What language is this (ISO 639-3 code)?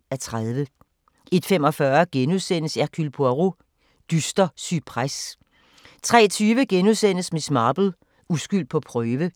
dan